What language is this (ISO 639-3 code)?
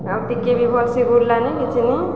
ori